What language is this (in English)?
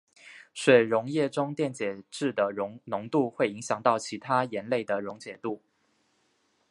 Chinese